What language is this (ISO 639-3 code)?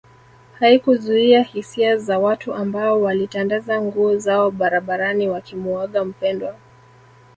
swa